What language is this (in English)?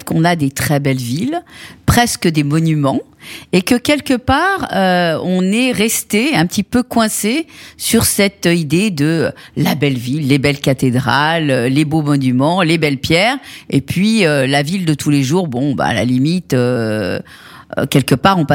French